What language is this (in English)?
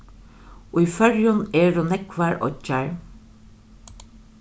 Faroese